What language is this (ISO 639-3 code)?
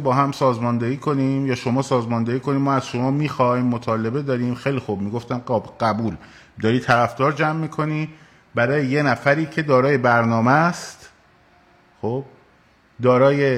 fas